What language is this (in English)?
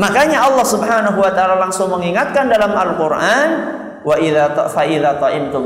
Indonesian